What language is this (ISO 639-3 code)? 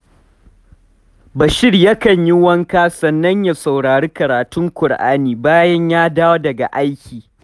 hau